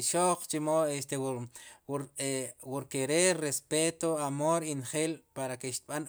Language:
Sipacapense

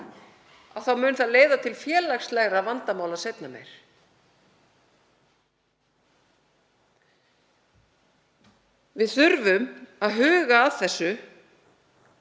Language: Icelandic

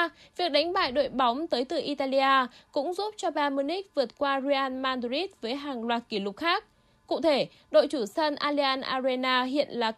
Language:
Vietnamese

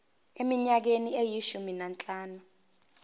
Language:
Zulu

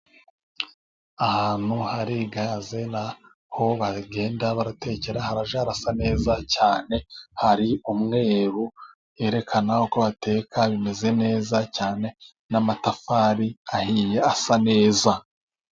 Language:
Kinyarwanda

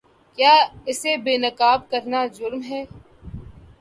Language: Urdu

